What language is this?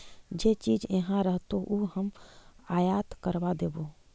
Magahi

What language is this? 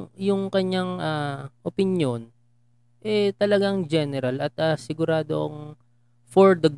Filipino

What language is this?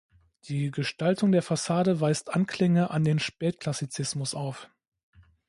German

